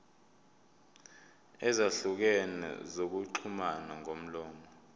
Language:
Zulu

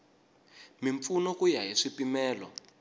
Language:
Tsonga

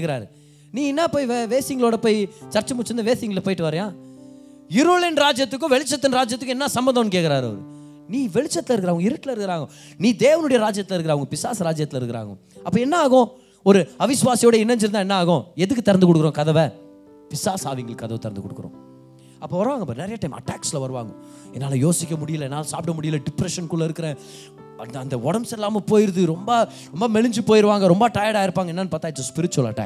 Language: Tamil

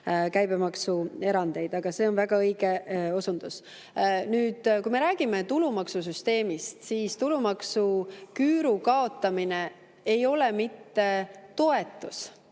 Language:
Estonian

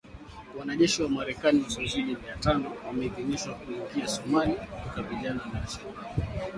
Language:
Swahili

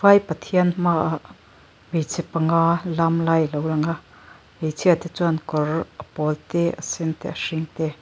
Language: Mizo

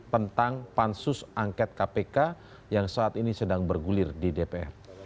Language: Indonesian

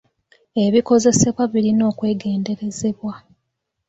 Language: Ganda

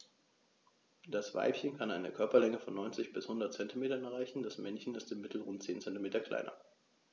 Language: German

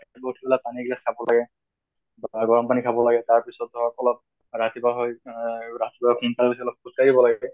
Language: Assamese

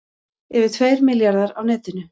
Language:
Icelandic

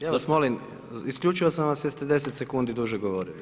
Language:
Croatian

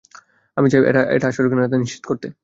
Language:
Bangla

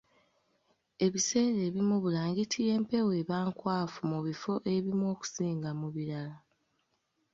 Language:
Ganda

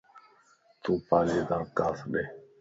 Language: Lasi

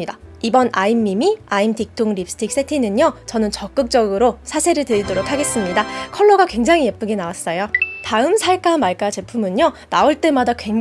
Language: Korean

